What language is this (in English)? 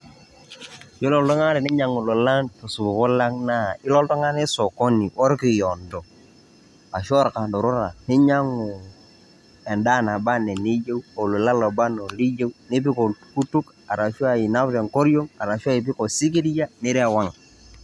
Masai